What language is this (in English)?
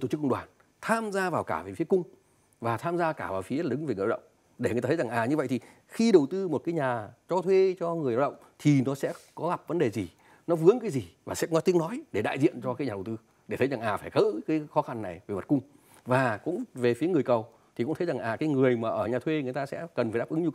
Vietnamese